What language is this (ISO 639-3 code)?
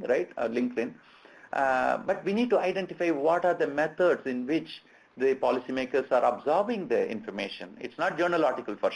eng